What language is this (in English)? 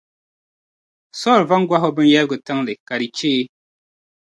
Dagbani